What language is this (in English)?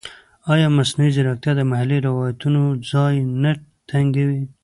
Pashto